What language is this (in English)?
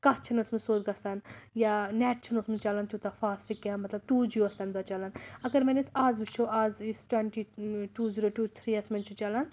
Kashmiri